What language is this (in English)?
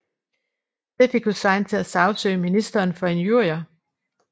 Danish